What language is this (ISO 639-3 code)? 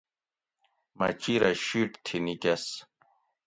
gwc